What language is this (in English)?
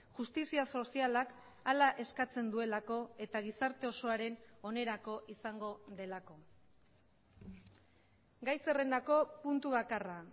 Basque